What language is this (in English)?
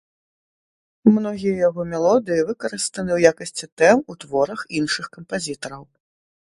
Belarusian